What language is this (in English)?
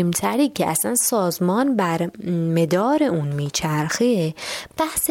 Persian